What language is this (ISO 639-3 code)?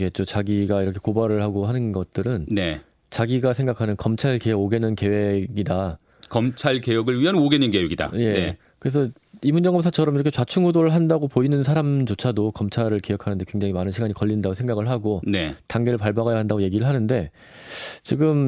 kor